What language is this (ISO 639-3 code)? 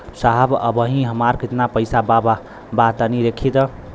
bho